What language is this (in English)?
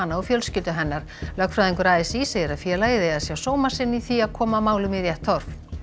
Icelandic